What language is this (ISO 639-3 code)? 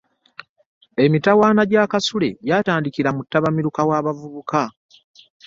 lug